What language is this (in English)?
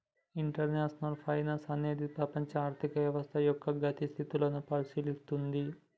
Telugu